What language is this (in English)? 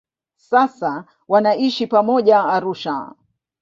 Swahili